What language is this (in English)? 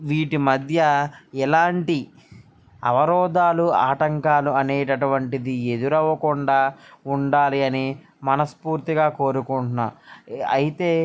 Telugu